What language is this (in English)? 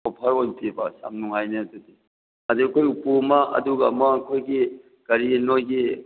Manipuri